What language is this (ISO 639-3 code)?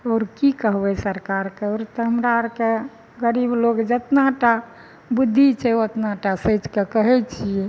mai